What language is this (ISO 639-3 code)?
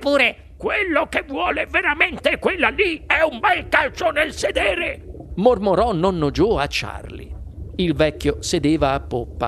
ita